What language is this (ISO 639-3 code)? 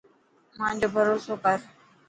mki